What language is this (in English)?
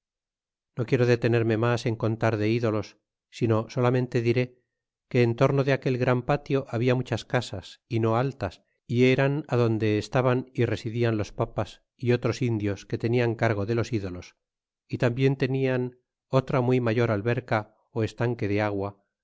Spanish